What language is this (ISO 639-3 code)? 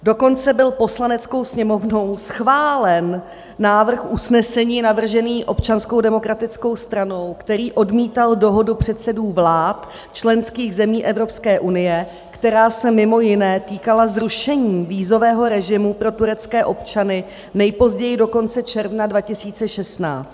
ces